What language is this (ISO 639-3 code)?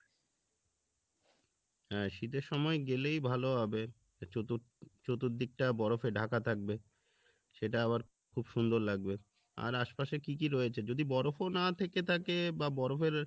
ben